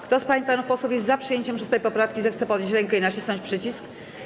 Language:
Polish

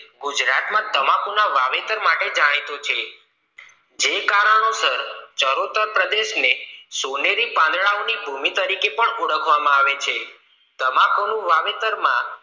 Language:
Gujarati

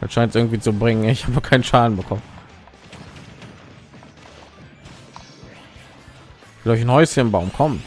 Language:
German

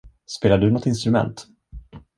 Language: Swedish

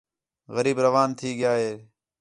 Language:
Khetrani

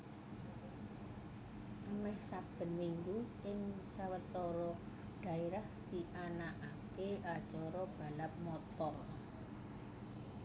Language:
Javanese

